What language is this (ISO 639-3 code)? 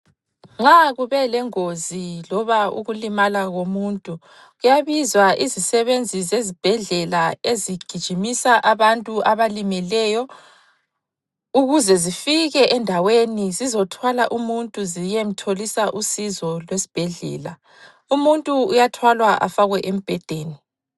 nde